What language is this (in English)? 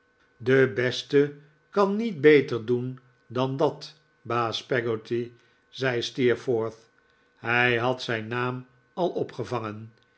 Dutch